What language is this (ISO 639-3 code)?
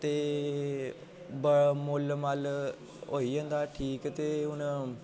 doi